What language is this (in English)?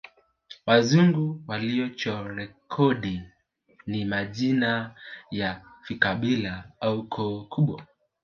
Swahili